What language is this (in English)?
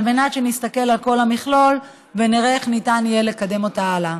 Hebrew